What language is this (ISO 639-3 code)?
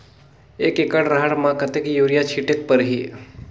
hne